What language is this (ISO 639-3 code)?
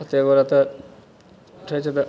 mai